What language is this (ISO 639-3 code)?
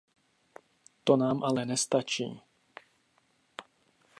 ces